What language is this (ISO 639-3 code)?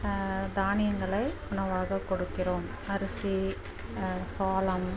tam